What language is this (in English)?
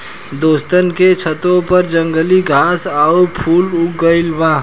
Bhojpuri